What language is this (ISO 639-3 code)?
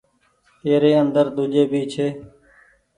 gig